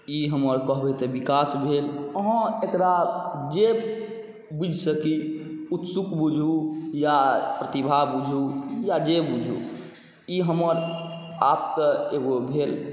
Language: Maithili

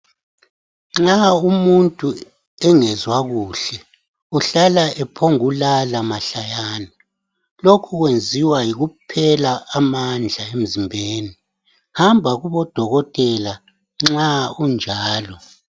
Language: North Ndebele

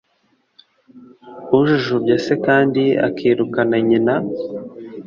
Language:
Kinyarwanda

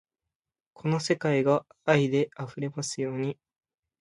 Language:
Japanese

